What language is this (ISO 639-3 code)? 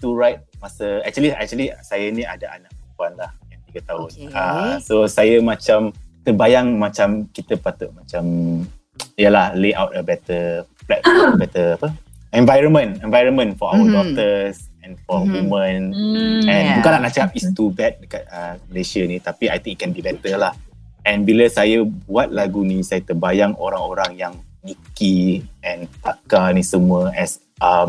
msa